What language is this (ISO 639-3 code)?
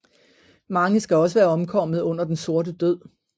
dan